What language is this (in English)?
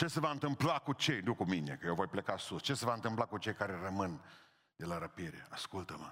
Romanian